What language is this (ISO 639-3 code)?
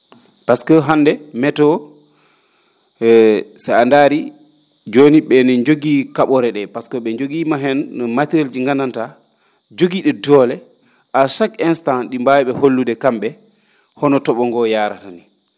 ful